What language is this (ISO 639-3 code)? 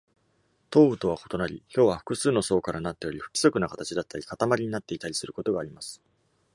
jpn